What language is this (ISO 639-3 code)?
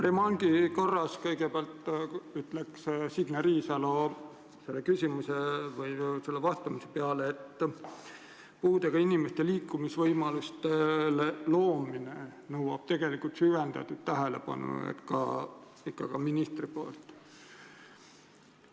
est